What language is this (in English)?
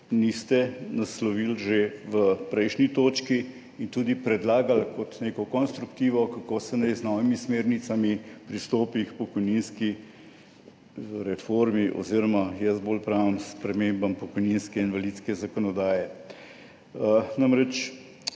Slovenian